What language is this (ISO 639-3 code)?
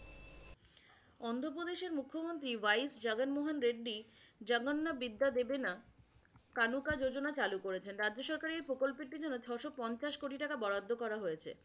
ben